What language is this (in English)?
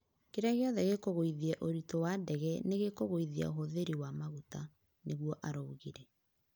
Kikuyu